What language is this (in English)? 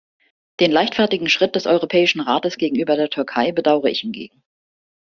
German